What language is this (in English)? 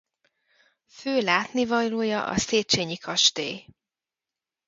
Hungarian